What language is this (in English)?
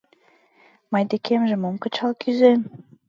Mari